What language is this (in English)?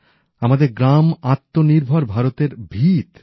Bangla